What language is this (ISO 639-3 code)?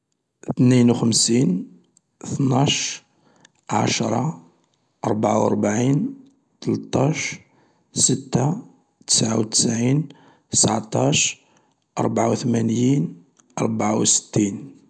arq